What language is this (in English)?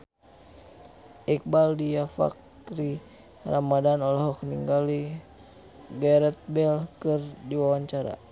Sundanese